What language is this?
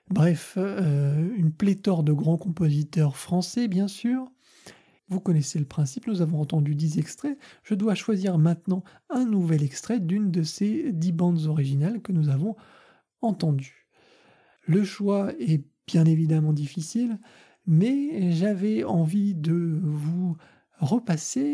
French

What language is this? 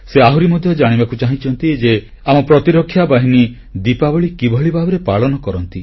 Odia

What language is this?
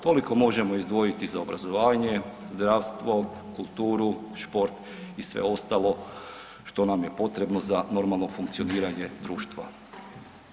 Croatian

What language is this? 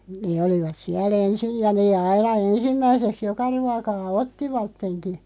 Finnish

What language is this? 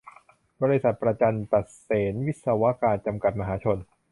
Thai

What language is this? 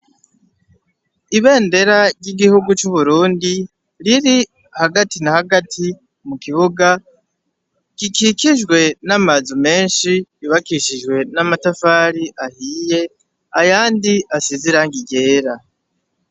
Rundi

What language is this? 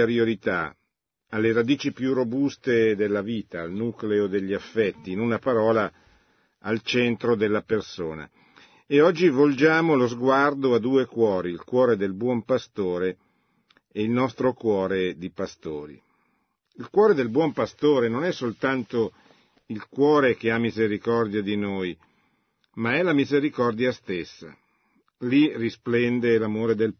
Italian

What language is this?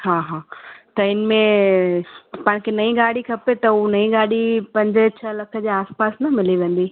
Sindhi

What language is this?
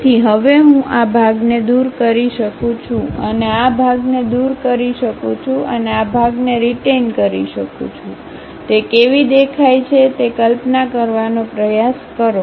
Gujarati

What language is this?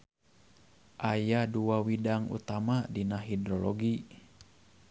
Sundanese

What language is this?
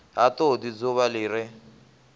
Venda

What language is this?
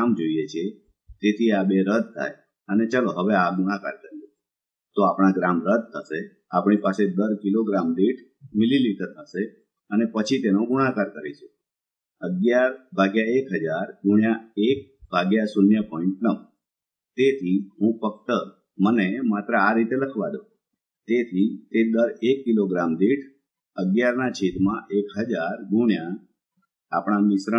Gujarati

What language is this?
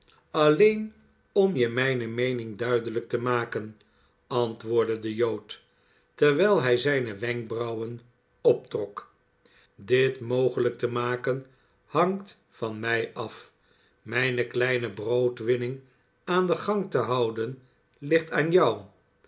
Dutch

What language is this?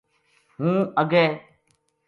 Gujari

